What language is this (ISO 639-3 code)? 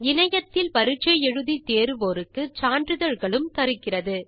tam